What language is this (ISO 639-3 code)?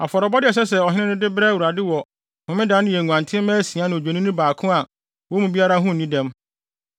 aka